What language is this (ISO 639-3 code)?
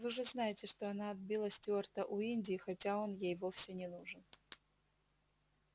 rus